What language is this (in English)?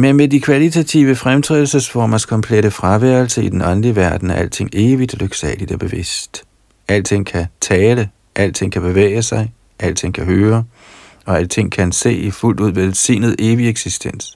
Danish